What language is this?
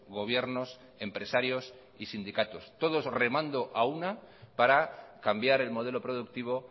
Spanish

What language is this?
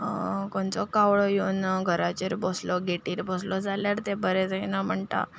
Konkani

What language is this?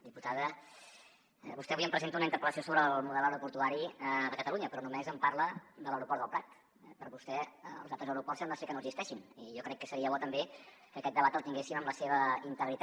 Catalan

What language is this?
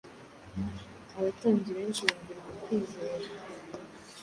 Kinyarwanda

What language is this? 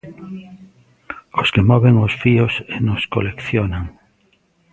Galician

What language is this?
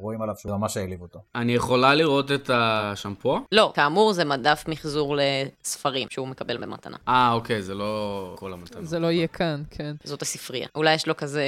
Hebrew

